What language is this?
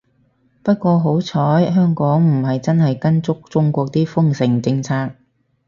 Cantonese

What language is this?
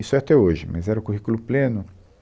Portuguese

